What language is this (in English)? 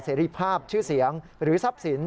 Thai